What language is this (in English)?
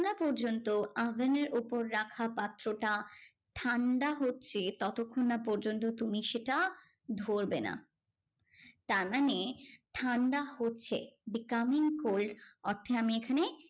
Bangla